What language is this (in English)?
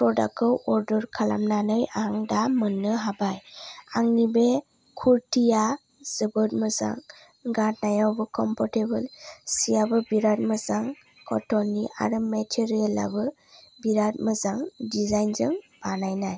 Bodo